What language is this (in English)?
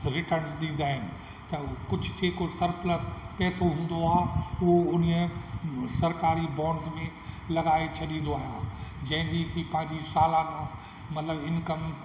Sindhi